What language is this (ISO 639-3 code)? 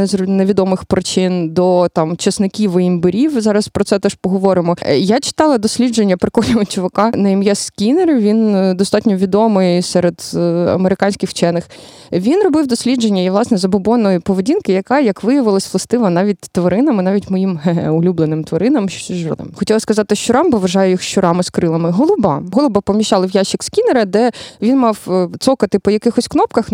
ukr